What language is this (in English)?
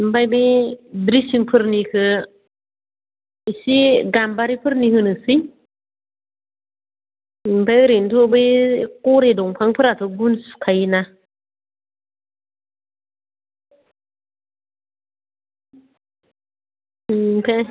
Bodo